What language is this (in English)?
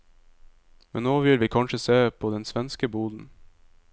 Norwegian